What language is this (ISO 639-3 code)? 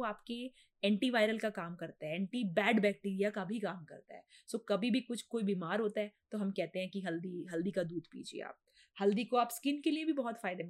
hin